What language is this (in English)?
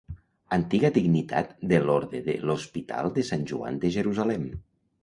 Catalan